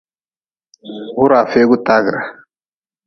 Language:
Nawdm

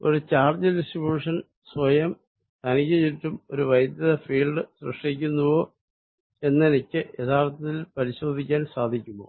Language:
Malayalam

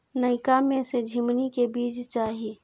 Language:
Maithili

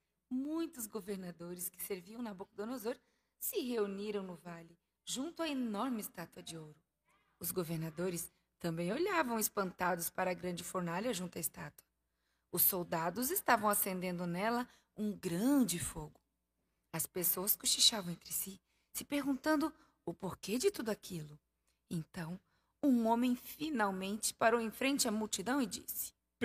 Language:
Portuguese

